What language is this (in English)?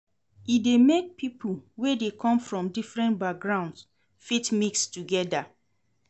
Nigerian Pidgin